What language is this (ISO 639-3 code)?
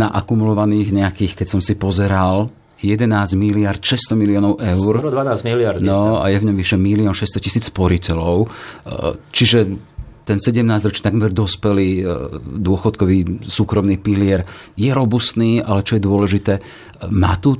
slk